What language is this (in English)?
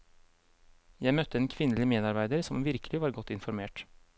Norwegian